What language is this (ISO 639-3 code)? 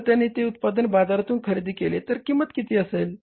mar